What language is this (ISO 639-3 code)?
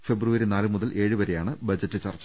mal